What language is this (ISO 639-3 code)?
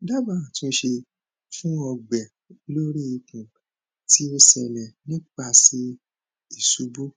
yor